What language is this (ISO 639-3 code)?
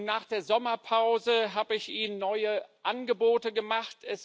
deu